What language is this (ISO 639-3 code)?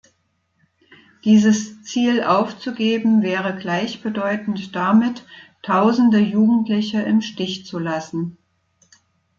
deu